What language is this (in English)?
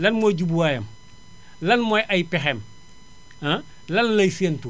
Wolof